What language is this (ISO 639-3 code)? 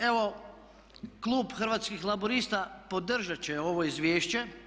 hrv